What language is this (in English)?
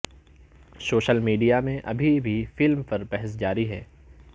Urdu